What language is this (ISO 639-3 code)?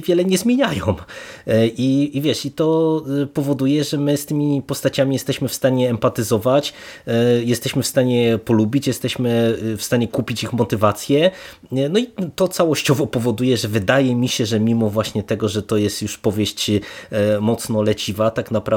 pol